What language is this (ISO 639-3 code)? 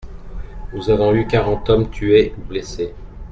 fra